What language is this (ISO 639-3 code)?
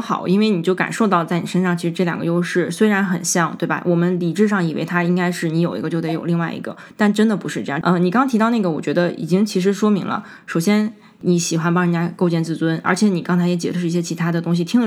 zho